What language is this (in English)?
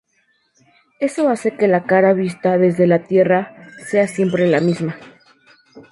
Spanish